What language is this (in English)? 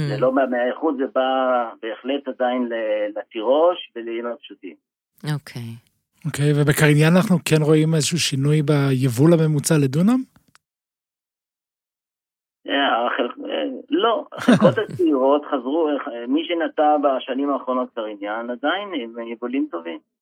Hebrew